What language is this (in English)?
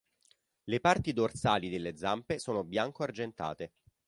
Italian